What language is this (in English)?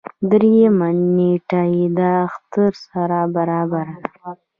Pashto